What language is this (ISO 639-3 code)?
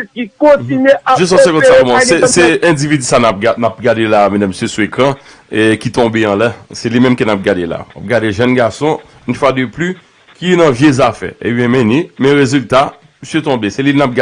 fra